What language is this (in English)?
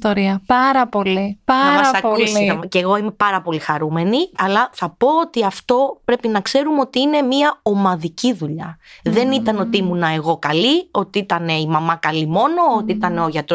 Greek